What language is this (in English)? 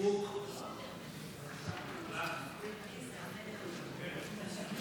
Hebrew